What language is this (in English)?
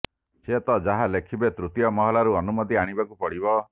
Odia